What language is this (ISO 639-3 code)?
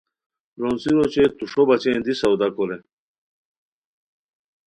khw